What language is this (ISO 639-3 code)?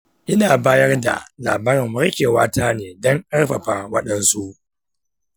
hau